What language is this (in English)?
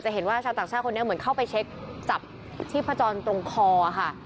Thai